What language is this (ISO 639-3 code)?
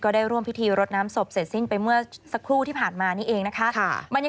tha